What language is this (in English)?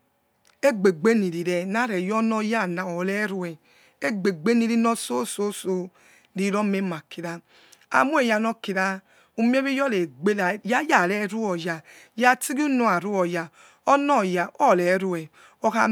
Yekhee